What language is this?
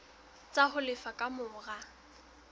Southern Sotho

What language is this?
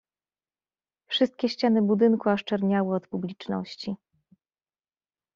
Polish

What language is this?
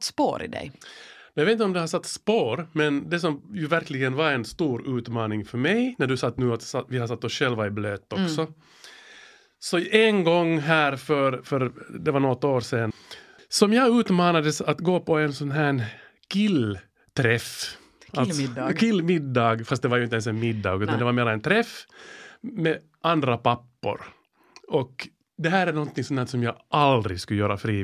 Swedish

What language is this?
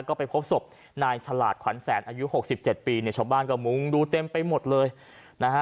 Thai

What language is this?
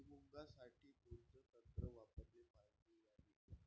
Marathi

